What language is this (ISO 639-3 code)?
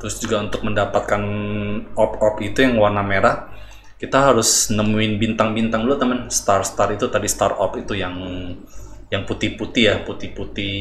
ind